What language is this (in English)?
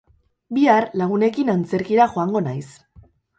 Basque